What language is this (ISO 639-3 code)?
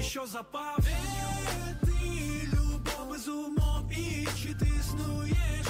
ukr